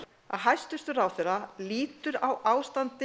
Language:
Icelandic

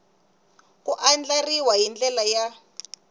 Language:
Tsonga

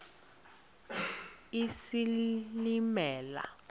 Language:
Xhosa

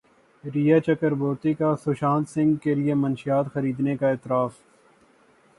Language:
Urdu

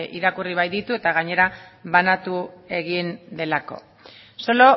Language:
Basque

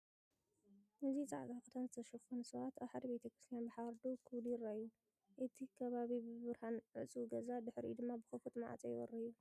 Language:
Tigrinya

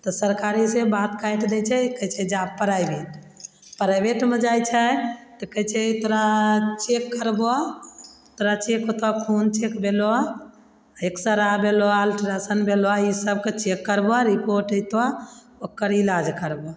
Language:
Maithili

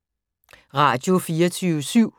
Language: Danish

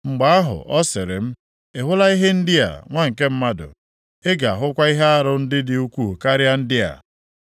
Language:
Igbo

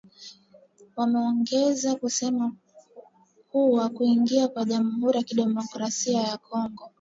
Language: Swahili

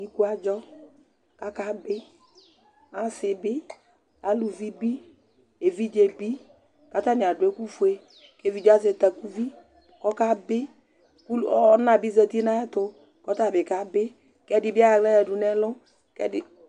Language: Ikposo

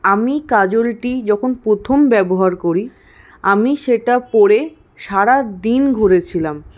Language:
Bangla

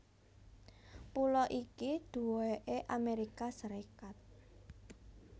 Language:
Javanese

